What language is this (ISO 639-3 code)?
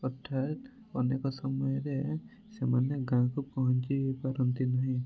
ori